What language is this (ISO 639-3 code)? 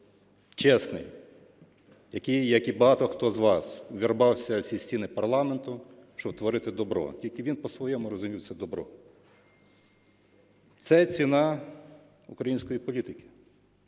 ukr